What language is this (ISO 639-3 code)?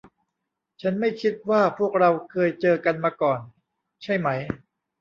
tha